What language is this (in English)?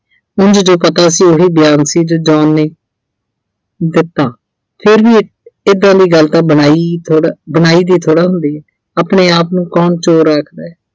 Punjabi